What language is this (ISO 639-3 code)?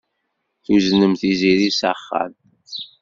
kab